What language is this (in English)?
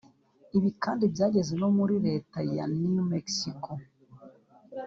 Kinyarwanda